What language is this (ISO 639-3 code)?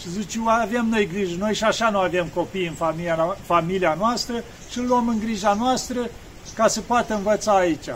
ron